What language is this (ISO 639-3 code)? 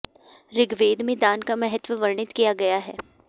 san